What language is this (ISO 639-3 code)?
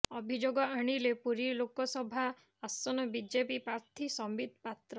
ori